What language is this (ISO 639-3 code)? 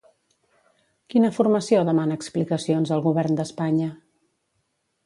cat